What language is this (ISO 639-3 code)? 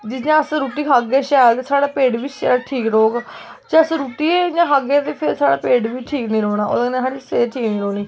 doi